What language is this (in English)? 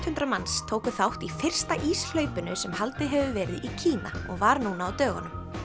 Icelandic